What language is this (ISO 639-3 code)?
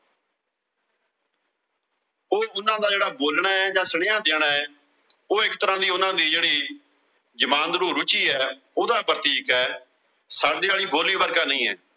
pan